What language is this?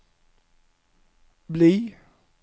Norwegian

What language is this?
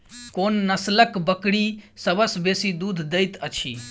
Maithili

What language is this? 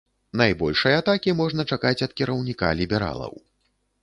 Belarusian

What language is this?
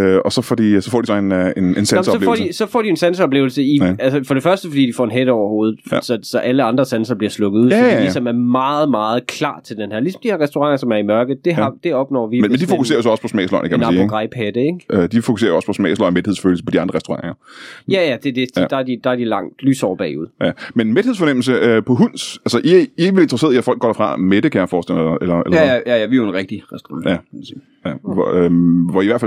Danish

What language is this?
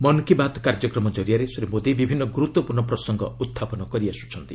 Odia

